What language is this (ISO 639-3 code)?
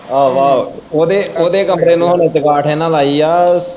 pan